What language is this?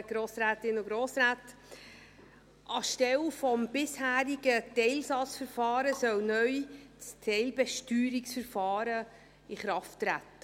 Swiss German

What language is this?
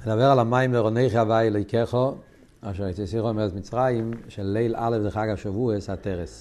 Hebrew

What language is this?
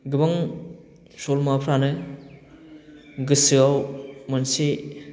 Bodo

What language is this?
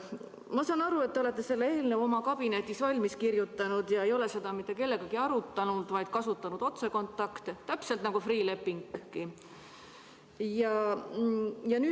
Estonian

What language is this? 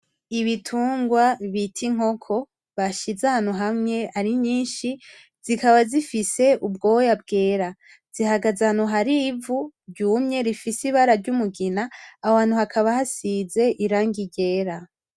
Rundi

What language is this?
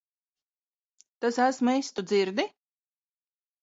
Latvian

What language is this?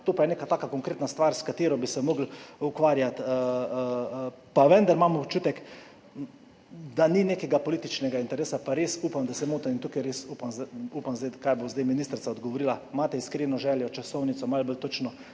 Slovenian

